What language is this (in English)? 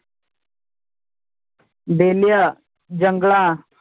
Punjabi